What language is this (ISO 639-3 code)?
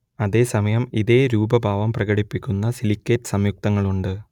mal